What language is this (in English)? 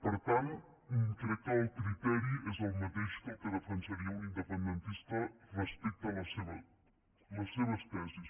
Catalan